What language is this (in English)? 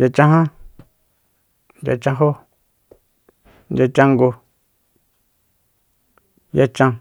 Soyaltepec Mazatec